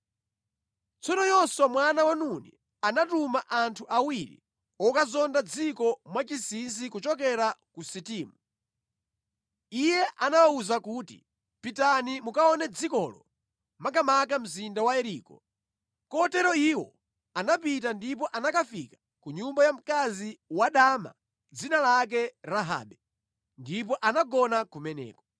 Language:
Nyanja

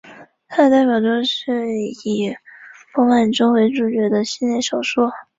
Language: Chinese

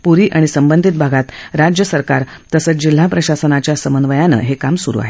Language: Marathi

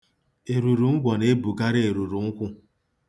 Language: Igbo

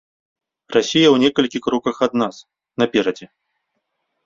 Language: Belarusian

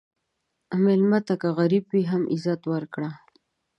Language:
Pashto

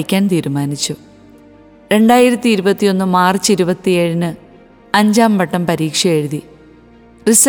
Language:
Malayalam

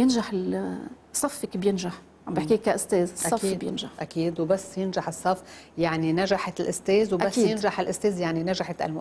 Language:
Arabic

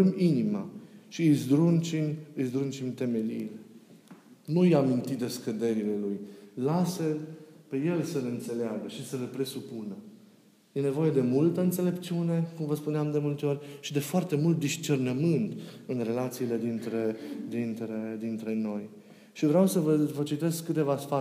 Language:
Romanian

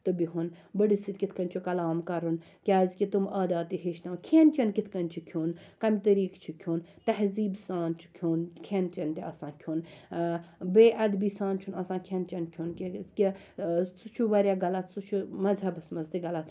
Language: Kashmiri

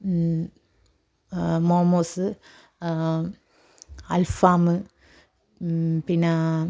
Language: Malayalam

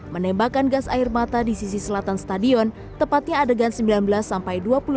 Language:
Indonesian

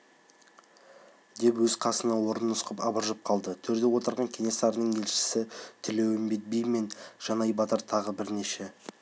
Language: Kazakh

